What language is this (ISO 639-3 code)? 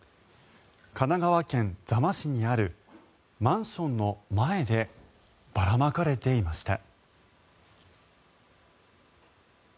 jpn